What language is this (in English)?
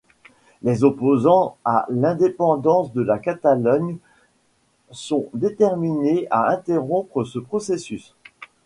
French